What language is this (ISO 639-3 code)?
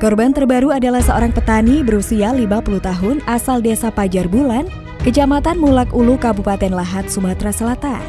ind